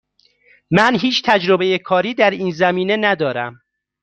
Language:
Persian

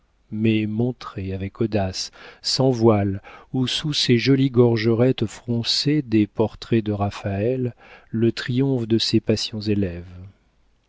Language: French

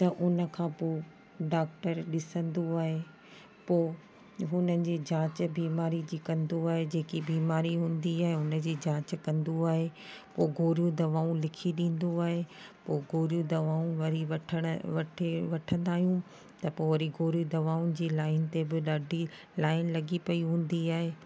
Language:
Sindhi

